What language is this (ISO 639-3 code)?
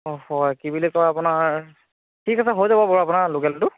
asm